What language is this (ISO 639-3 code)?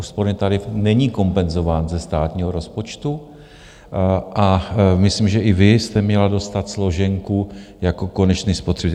ces